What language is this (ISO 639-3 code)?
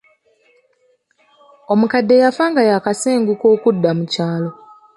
lug